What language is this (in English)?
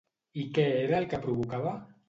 Catalan